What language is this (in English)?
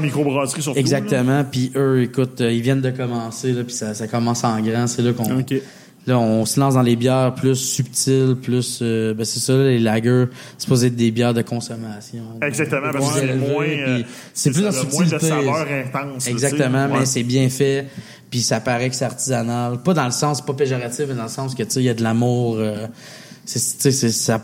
French